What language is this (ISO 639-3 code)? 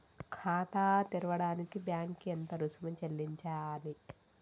tel